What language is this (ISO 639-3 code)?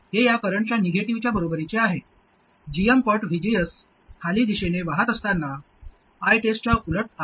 mar